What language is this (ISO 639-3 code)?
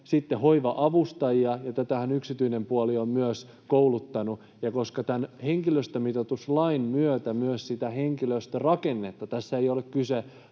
fin